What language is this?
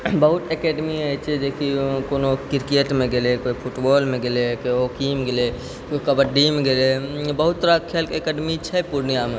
Maithili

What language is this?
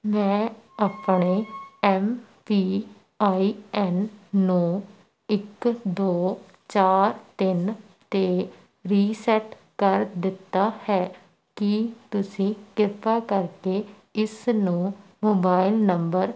Punjabi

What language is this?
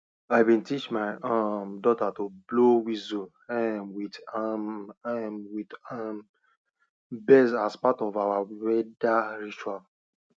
Nigerian Pidgin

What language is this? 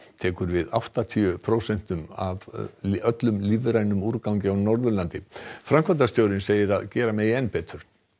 Icelandic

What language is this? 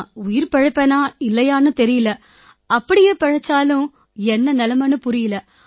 Tamil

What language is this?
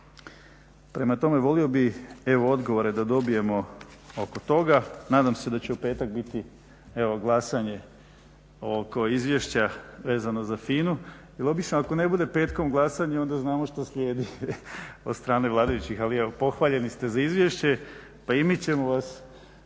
Croatian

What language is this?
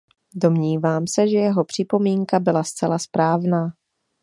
Czech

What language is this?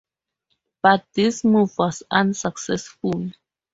English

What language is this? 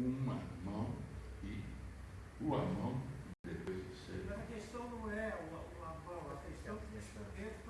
Portuguese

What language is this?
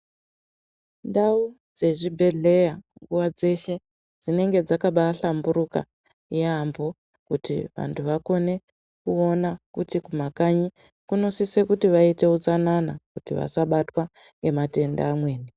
Ndau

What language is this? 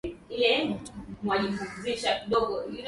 Swahili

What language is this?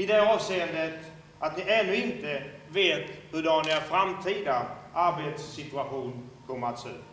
Swedish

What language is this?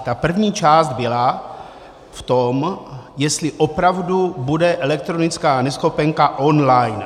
Czech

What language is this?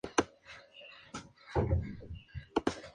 Spanish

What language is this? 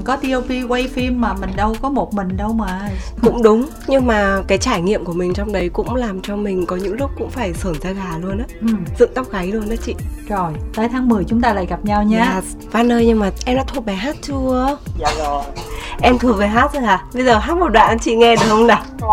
Vietnamese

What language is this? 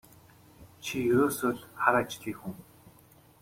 Mongolian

